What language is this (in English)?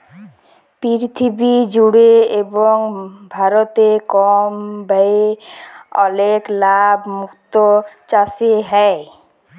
Bangla